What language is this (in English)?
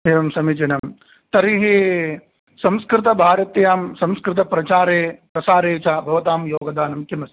Sanskrit